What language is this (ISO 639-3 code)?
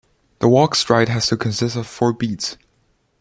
eng